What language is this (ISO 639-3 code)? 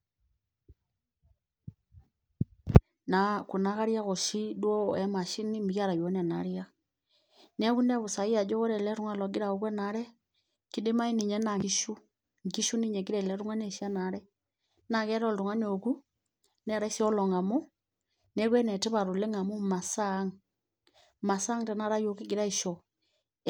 mas